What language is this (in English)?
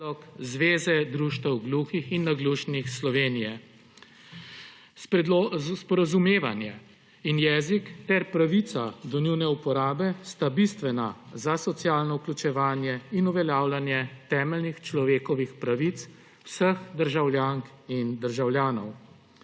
Slovenian